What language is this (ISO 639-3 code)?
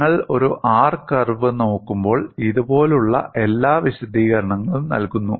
mal